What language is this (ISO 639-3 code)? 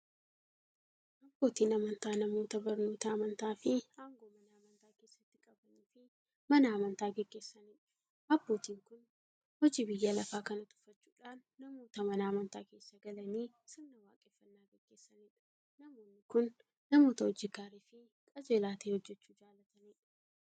orm